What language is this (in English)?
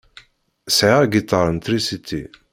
Kabyle